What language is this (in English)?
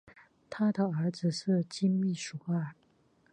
Chinese